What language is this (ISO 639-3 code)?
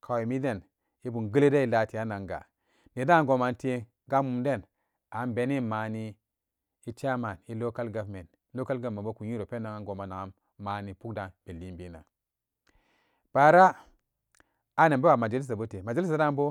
ccg